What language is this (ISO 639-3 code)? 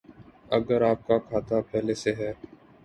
urd